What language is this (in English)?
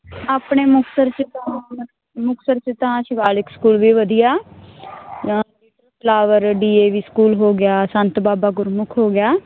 Punjabi